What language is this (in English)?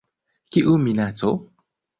Esperanto